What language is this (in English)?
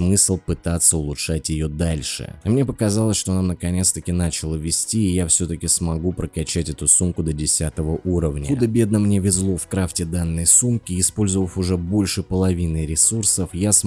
Russian